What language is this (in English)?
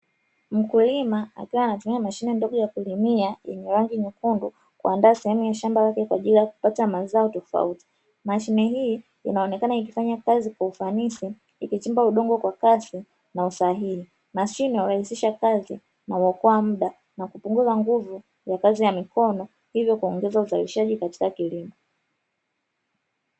Swahili